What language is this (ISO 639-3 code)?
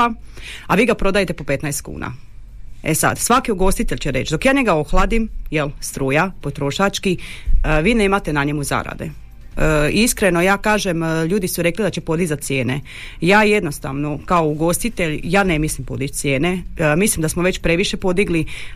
hrv